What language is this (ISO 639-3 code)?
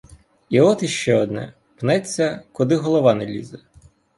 ukr